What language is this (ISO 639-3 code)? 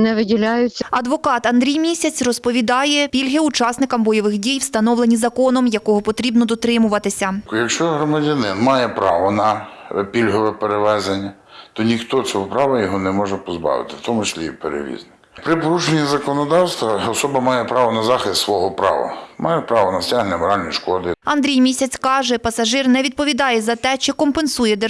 ukr